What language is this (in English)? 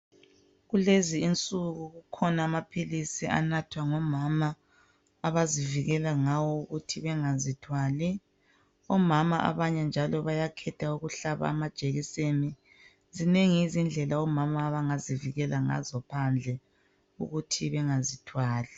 North Ndebele